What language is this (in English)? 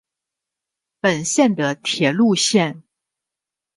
Chinese